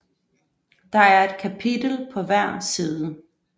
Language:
Danish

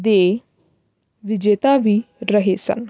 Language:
Punjabi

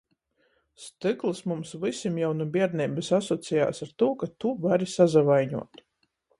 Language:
Latgalian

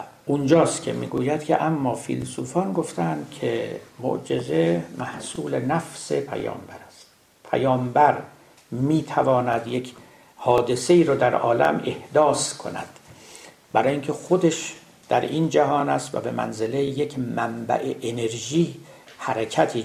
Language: Persian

